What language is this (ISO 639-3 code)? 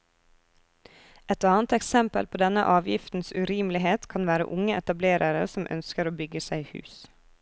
nor